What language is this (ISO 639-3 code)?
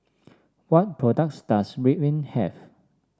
eng